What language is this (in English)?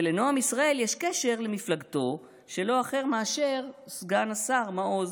Hebrew